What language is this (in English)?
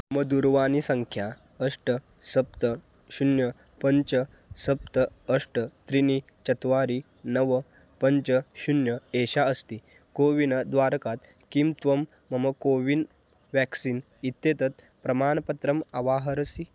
Sanskrit